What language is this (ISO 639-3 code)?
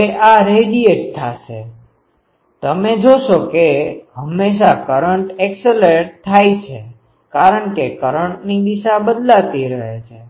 guj